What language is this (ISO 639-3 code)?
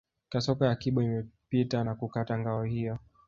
swa